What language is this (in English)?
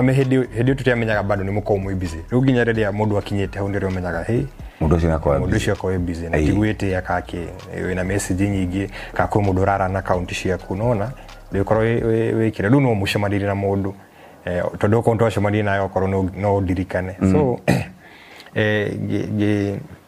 Swahili